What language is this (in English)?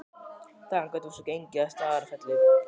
Icelandic